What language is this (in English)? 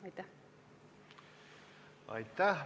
Estonian